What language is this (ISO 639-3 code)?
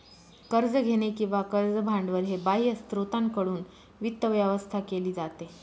mar